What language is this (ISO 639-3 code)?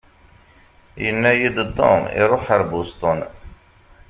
kab